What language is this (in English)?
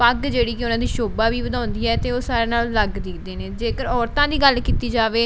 Punjabi